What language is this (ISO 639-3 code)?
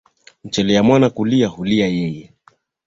swa